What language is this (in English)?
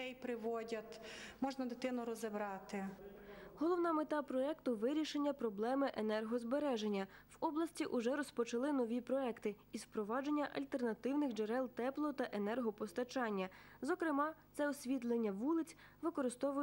Ukrainian